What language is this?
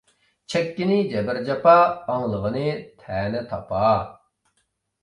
Uyghur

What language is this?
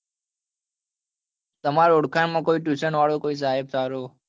Gujarati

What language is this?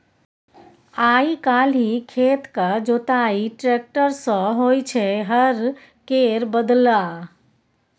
Maithili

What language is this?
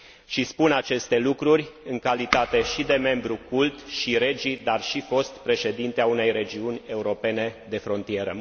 Romanian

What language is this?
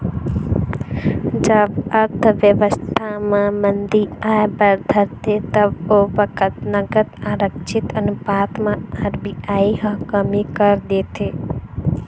Chhattisgarhi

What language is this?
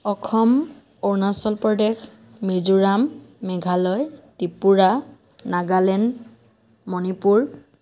Assamese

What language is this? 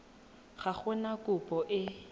Tswana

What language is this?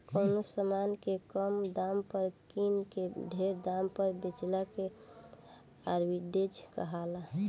Bhojpuri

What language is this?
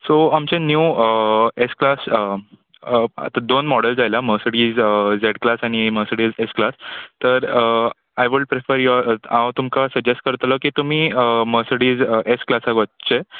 Konkani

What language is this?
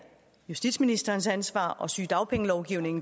Danish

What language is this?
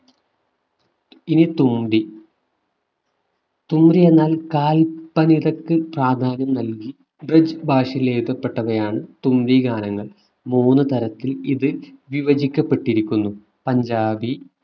Malayalam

